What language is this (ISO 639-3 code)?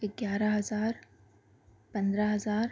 urd